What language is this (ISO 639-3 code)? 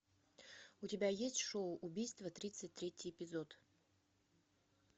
rus